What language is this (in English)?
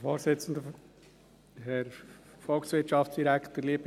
Swiss German